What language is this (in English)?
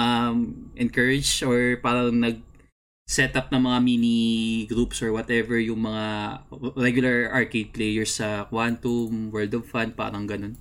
Filipino